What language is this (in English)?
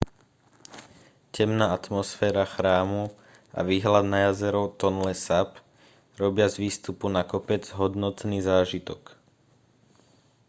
Slovak